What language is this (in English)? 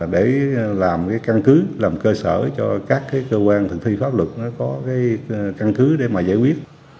Vietnamese